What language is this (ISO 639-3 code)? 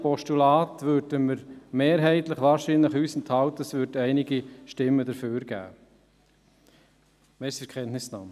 gsw